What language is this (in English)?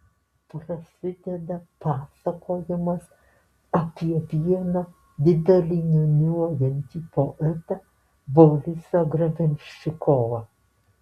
Lithuanian